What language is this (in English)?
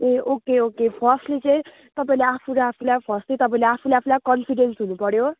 Nepali